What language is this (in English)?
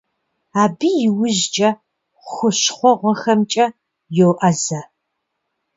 Kabardian